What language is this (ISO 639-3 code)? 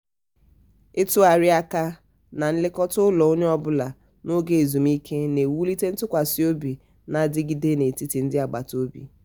ibo